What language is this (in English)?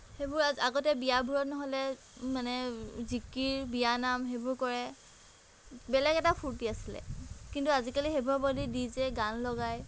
Assamese